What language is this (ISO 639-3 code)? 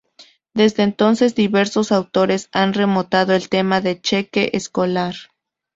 spa